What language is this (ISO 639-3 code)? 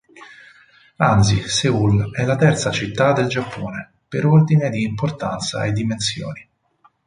ita